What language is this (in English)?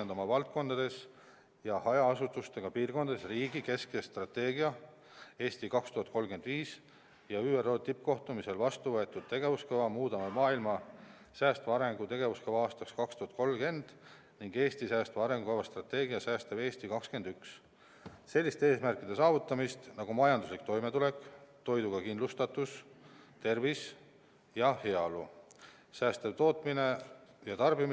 Estonian